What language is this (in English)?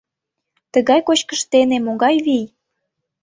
Mari